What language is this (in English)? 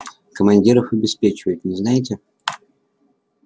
Russian